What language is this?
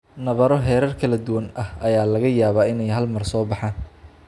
Somali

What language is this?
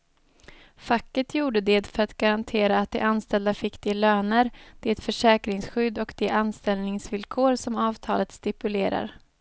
Swedish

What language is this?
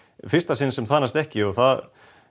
Icelandic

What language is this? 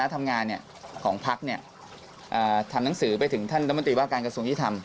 Thai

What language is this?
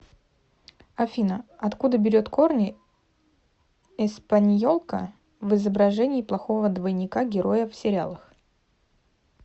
Russian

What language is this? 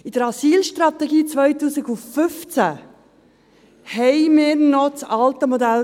Swiss German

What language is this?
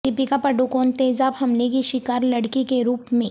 Urdu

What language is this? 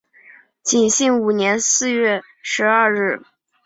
Chinese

